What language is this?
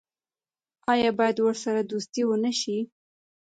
Pashto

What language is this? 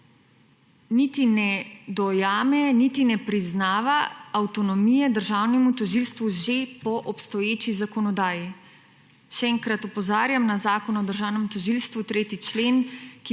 Slovenian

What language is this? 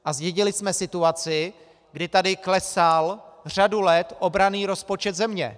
Czech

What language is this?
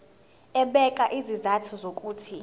Zulu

